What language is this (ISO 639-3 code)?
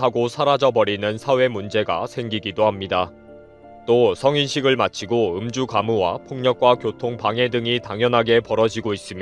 kor